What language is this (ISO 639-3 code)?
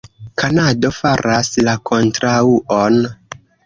epo